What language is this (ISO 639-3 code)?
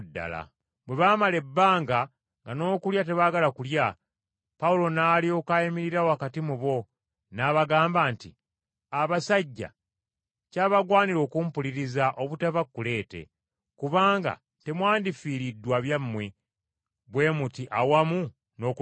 lug